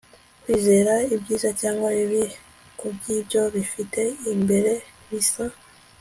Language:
Kinyarwanda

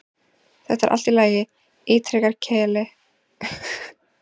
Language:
Icelandic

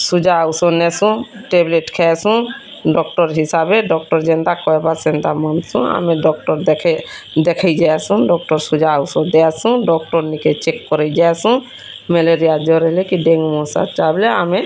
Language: Odia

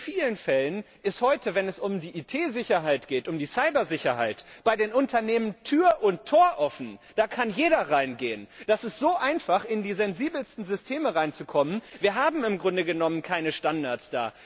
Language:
German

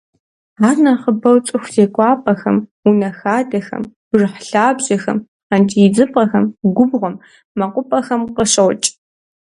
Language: Kabardian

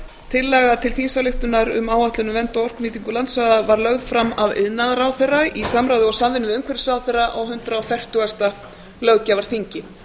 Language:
Icelandic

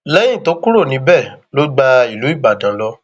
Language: Yoruba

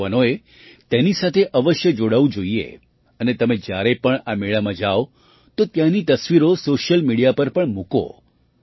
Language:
Gujarati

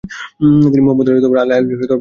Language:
Bangla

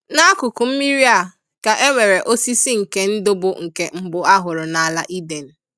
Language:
Igbo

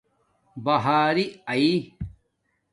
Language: Domaaki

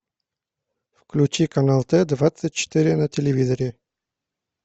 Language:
Russian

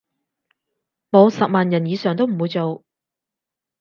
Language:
Cantonese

